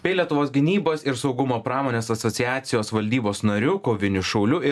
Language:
Lithuanian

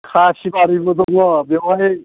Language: Bodo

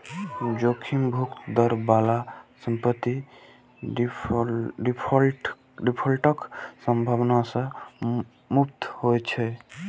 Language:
Maithili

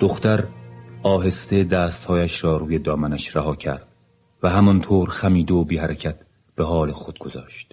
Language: Persian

